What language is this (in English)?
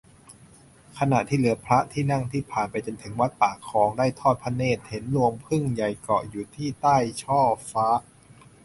Thai